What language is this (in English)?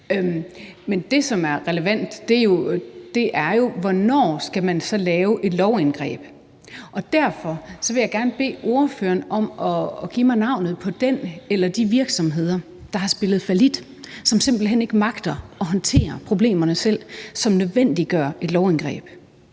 Danish